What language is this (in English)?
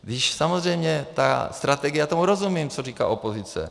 Czech